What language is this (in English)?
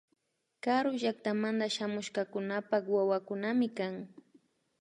Imbabura Highland Quichua